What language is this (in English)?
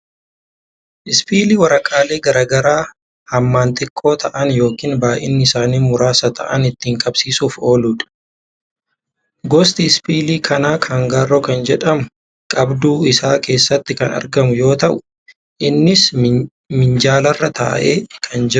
Oromo